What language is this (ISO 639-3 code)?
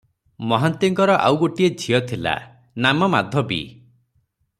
ori